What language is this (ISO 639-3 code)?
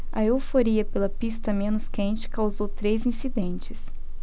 por